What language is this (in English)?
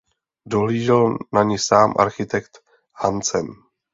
Czech